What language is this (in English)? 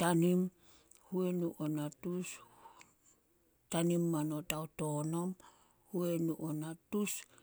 Solos